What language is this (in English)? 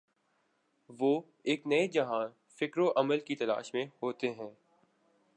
Urdu